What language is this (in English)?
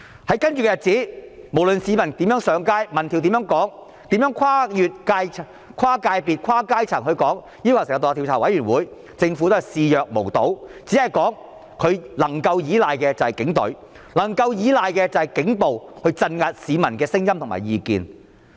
Cantonese